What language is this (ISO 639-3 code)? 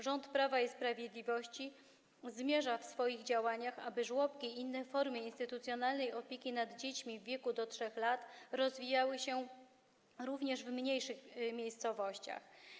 pol